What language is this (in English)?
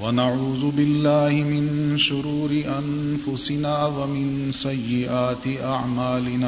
Urdu